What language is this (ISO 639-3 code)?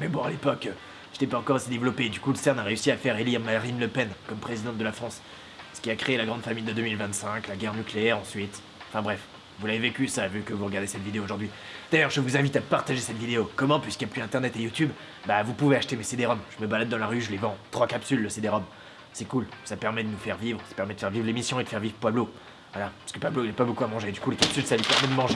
fra